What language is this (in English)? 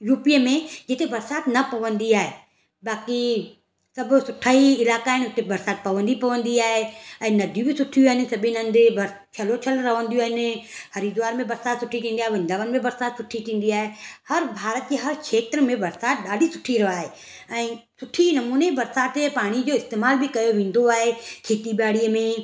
Sindhi